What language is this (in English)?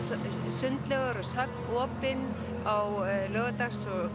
Icelandic